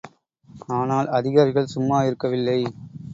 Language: Tamil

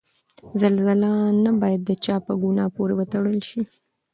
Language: Pashto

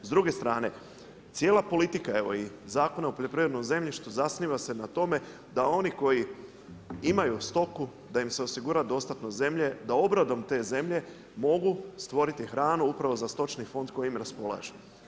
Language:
Croatian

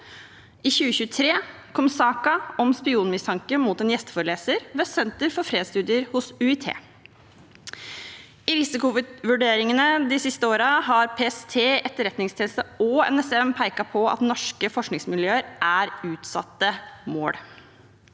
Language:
Norwegian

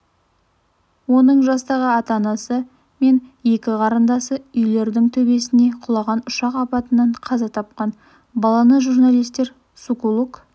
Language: Kazakh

